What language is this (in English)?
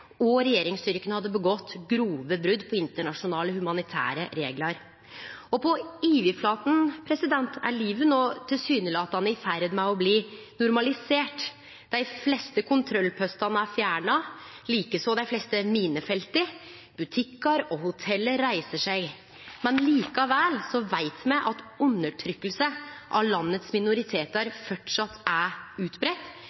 Norwegian Nynorsk